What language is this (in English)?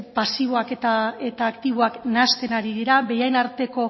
Basque